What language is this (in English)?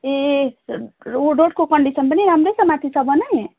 Nepali